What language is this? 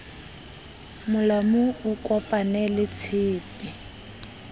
Southern Sotho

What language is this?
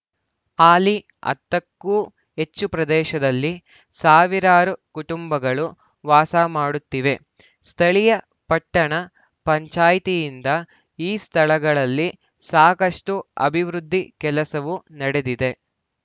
Kannada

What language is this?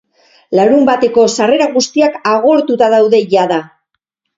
Basque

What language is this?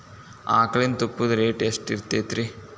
Kannada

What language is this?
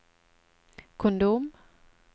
Norwegian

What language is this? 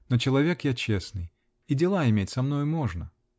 Russian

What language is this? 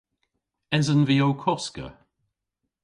Cornish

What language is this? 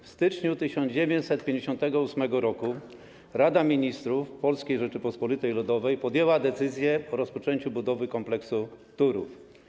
Polish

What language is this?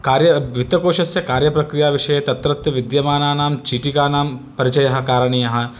Sanskrit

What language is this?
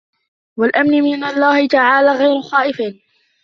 Arabic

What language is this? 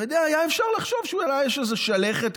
Hebrew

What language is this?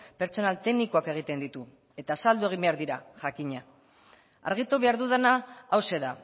Basque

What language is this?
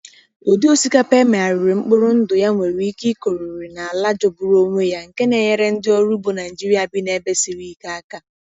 Igbo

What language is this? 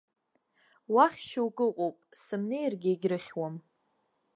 Abkhazian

